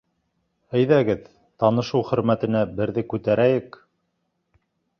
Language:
Bashkir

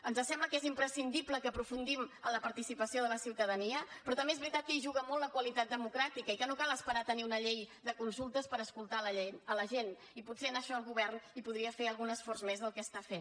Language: Catalan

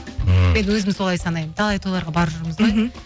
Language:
Kazakh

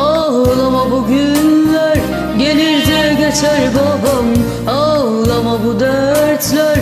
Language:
Turkish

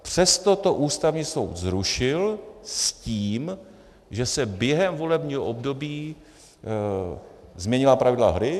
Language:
Czech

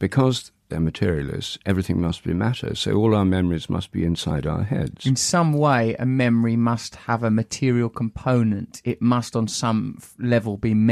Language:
English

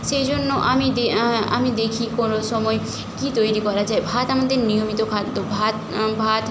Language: Bangla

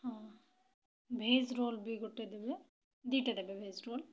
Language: Odia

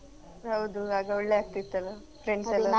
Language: Kannada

